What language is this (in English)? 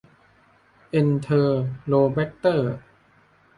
Thai